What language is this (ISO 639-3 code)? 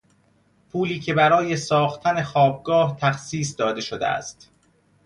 fas